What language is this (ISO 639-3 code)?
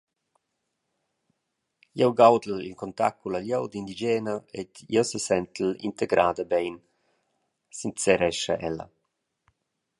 roh